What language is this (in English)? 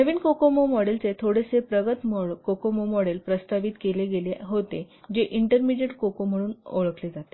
Marathi